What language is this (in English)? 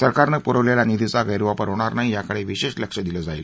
Marathi